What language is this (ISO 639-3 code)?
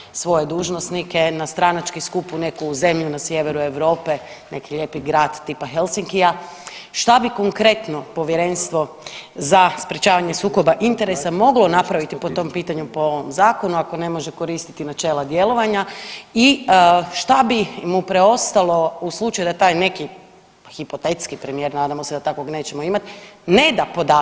hrv